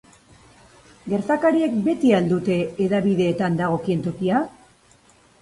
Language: Basque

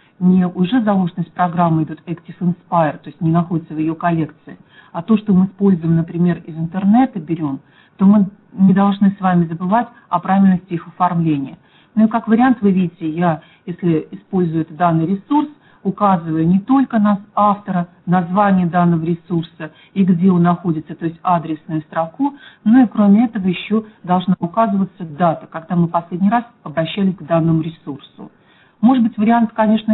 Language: Russian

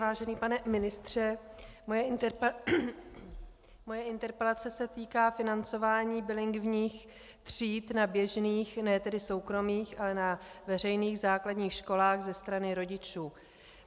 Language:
Czech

